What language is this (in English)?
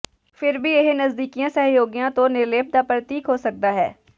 Punjabi